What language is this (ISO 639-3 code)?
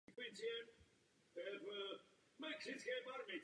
ces